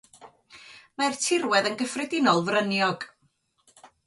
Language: Welsh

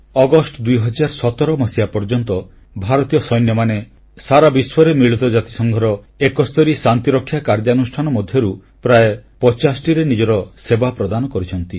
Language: Odia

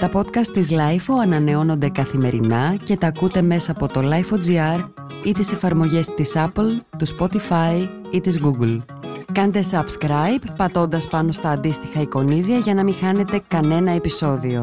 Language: Greek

